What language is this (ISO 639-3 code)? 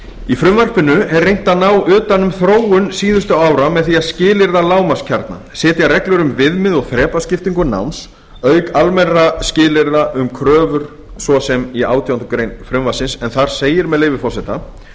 isl